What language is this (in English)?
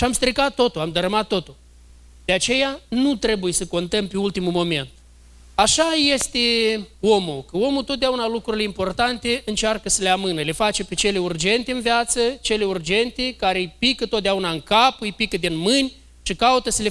Romanian